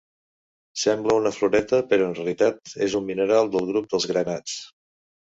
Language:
Catalan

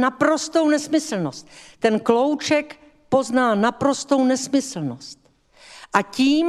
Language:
Czech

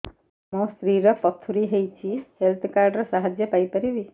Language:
Odia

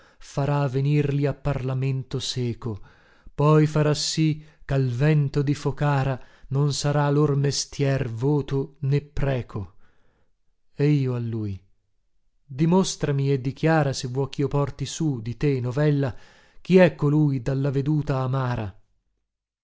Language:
Italian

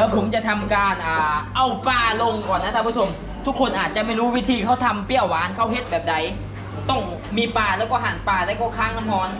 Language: Thai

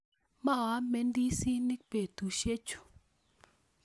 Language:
Kalenjin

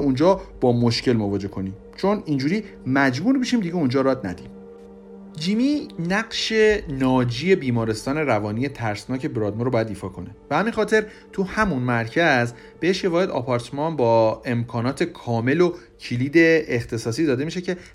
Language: Persian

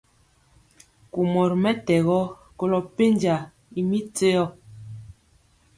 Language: Mpiemo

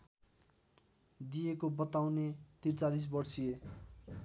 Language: Nepali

